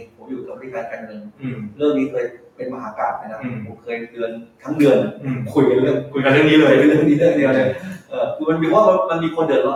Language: Thai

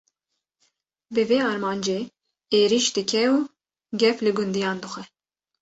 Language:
Kurdish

